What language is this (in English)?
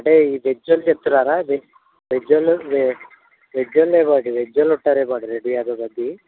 Telugu